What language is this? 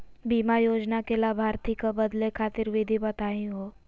Magahi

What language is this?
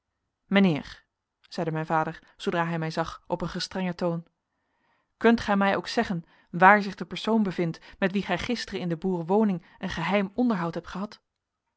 Dutch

